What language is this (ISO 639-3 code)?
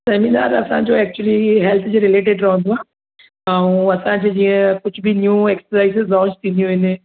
snd